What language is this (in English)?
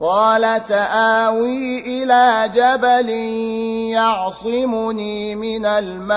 Arabic